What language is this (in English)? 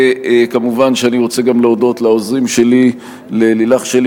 Hebrew